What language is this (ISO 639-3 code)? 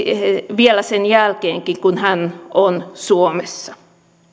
fin